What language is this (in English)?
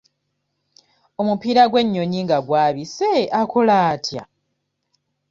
Ganda